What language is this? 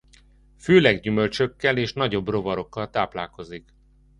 Hungarian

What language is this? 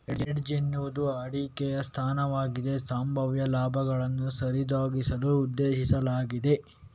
Kannada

